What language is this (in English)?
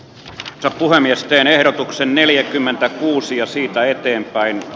Finnish